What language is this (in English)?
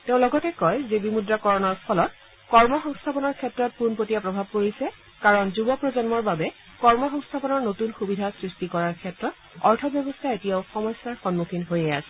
Assamese